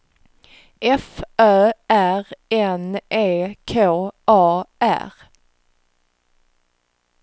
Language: Swedish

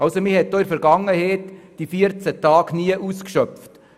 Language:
Swiss German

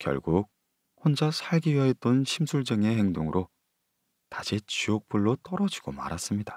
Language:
Korean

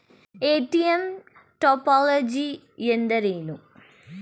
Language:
Kannada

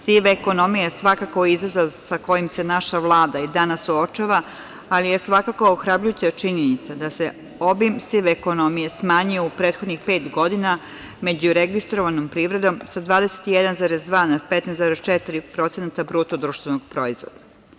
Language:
Serbian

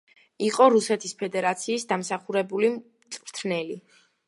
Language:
Georgian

